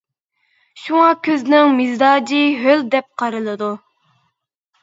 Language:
Uyghur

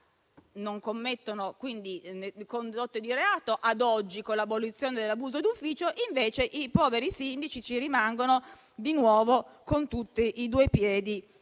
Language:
Italian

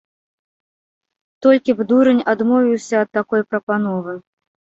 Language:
Belarusian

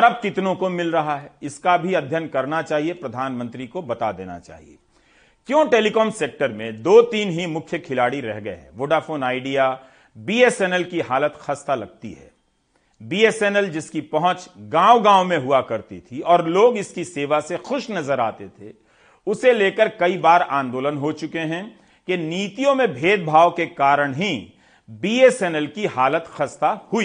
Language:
Hindi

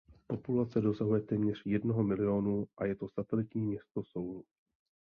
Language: Czech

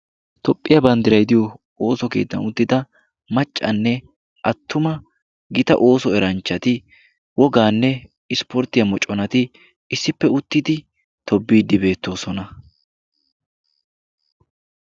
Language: Wolaytta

